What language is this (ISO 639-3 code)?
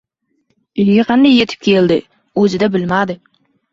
uzb